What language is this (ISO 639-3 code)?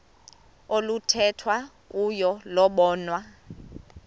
xho